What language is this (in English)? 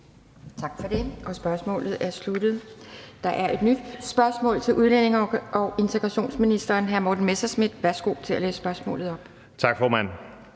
Danish